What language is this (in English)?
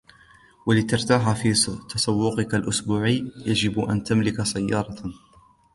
Arabic